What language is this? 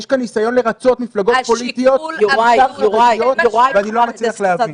Hebrew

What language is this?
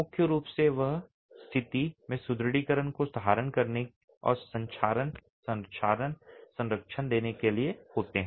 Hindi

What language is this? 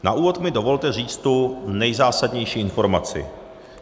Czech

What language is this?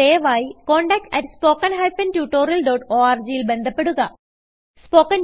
Malayalam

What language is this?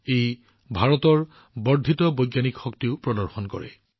Assamese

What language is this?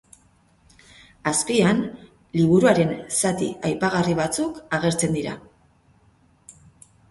Basque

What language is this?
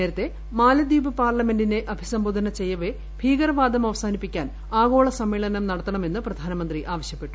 Malayalam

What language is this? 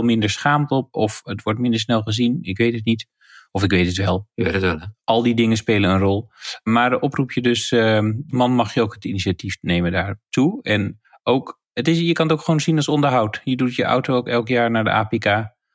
Dutch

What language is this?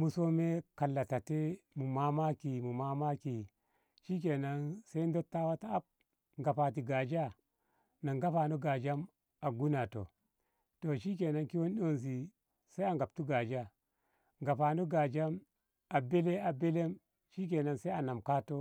Ngamo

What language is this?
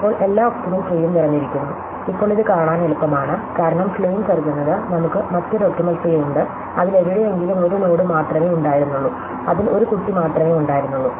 Malayalam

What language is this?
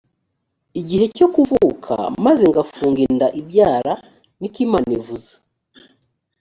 Kinyarwanda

